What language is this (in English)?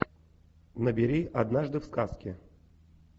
Russian